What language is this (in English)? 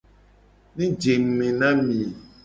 Gen